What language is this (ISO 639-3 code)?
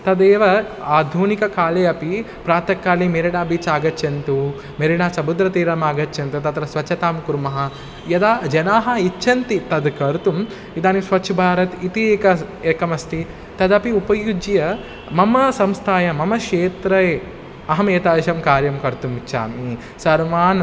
san